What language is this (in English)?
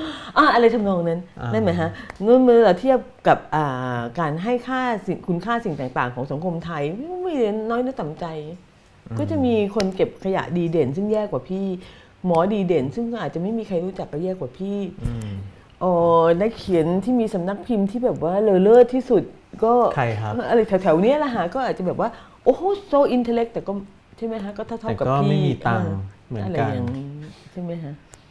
Thai